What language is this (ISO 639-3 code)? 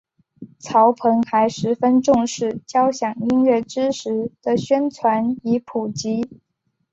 zho